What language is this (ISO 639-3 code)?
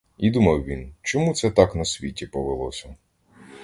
ukr